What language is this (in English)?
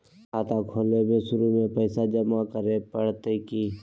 Magahi